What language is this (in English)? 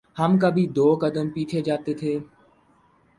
Urdu